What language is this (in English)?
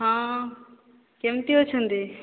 Odia